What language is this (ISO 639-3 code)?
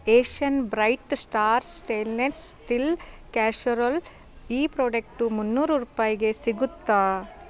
kan